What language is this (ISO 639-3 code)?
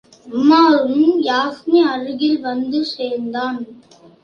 tam